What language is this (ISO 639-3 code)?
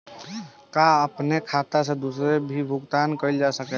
bho